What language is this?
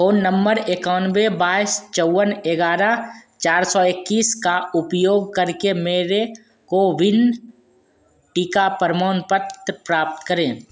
Hindi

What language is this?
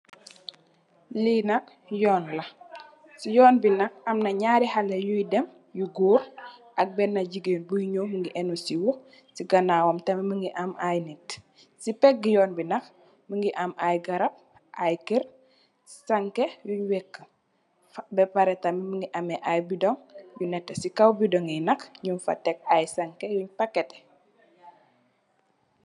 Wolof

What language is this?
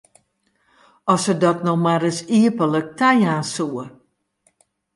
Western Frisian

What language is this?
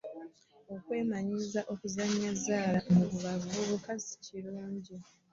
Ganda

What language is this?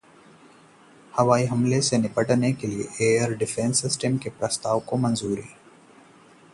Hindi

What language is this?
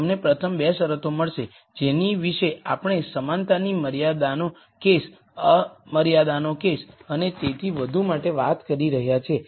Gujarati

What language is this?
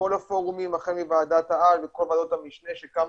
Hebrew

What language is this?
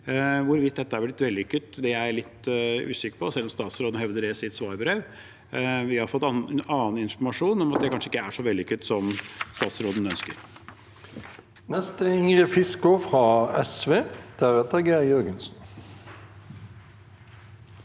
Norwegian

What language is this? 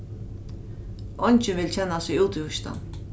Faroese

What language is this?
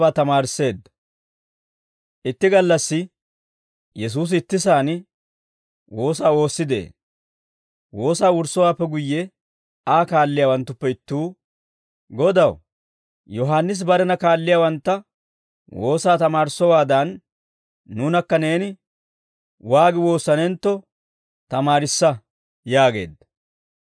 Dawro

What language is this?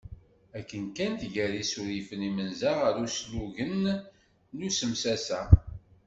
Kabyle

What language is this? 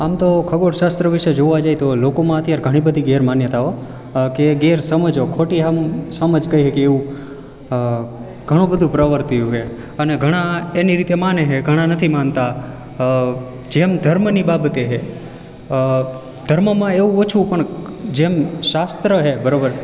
Gujarati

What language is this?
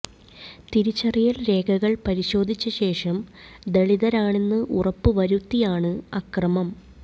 Malayalam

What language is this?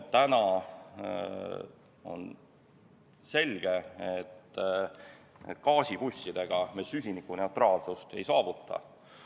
Estonian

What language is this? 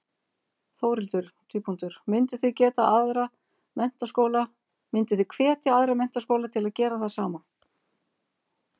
Icelandic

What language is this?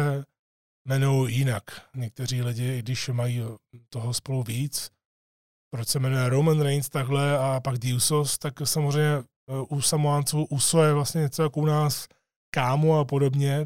Czech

